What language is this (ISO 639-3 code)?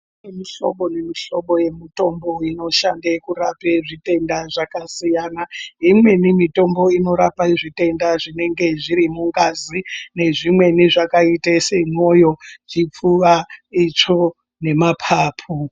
ndc